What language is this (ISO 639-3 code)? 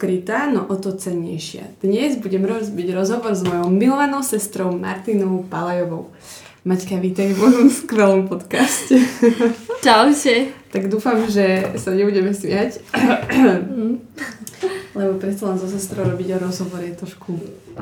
slk